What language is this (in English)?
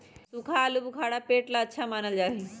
Magahi